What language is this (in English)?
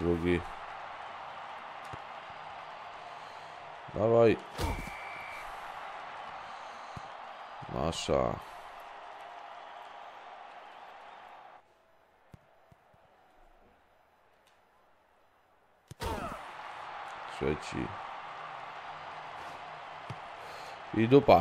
Polish